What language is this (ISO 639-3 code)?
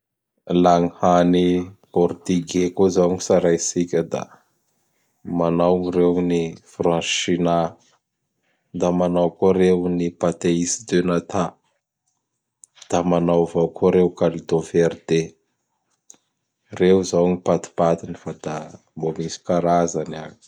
bhr